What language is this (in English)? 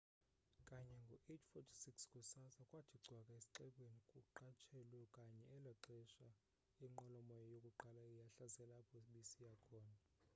Xhosa